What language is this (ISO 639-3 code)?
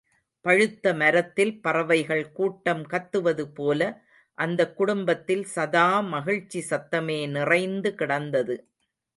tam